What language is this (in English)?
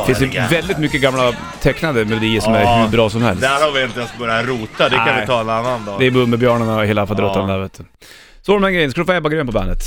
Swedish